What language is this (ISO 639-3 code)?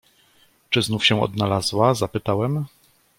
pol